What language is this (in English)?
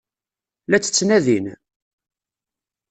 Kabyle